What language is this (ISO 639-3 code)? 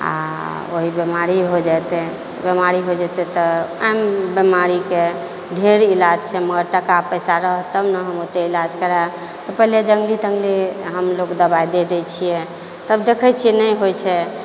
mai